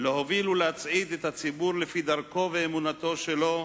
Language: Hebrew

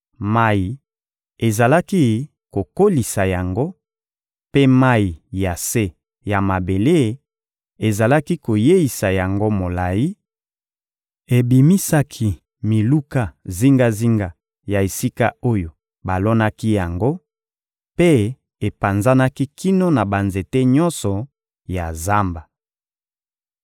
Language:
Lingala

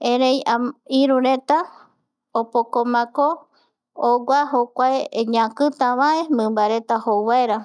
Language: Eastern Bolivian Guaraní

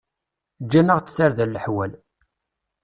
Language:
Kabyle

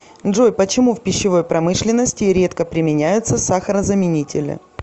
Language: Russian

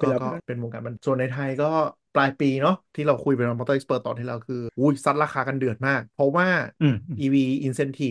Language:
Thai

